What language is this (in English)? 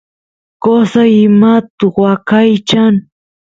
Santiago del Estero Quichua